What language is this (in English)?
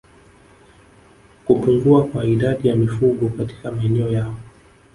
Swahili